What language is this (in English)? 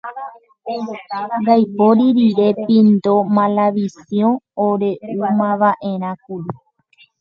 Guarani